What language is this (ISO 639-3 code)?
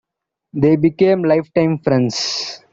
eng